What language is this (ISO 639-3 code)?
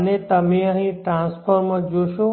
guj